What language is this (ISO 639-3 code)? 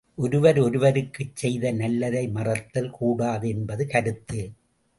tam